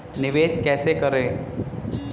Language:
Hindi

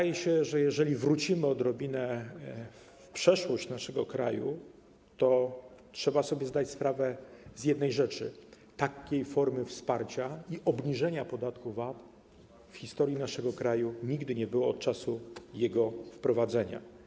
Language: Polish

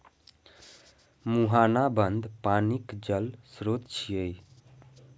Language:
Maithili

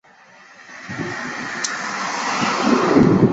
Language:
Chinese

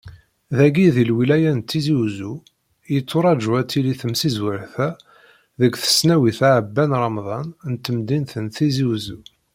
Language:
Kabyle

